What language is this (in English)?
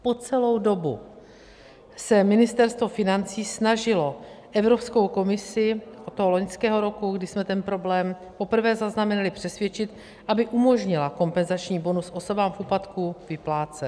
Czech